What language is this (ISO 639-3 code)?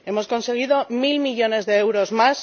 spa